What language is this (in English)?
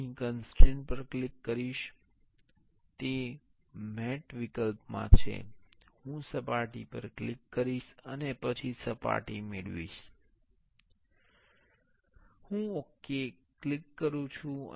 Gujarati